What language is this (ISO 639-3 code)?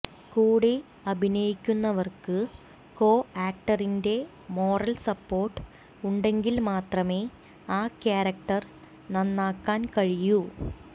mal